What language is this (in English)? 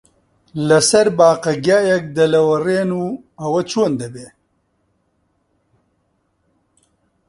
Central Kurdish